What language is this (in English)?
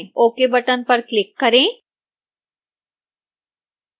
Hindi